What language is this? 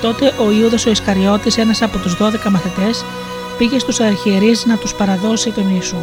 Greek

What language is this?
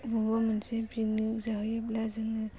Bodo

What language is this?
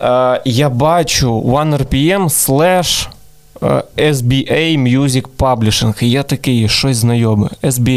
Ukrainian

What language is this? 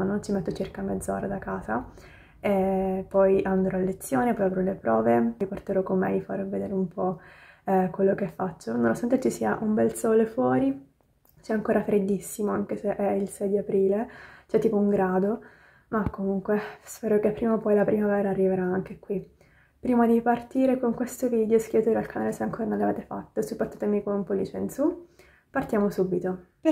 Italian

